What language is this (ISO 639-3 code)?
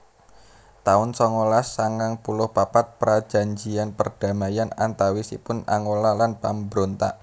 jav